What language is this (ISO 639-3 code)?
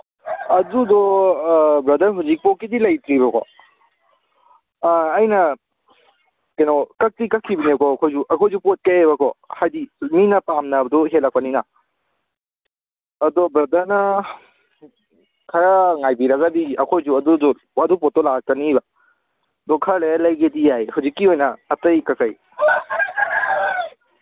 mni